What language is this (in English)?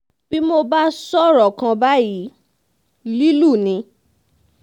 Yoruba